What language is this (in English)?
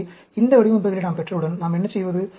Tamil